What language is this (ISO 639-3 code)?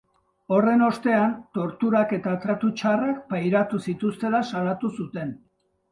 eus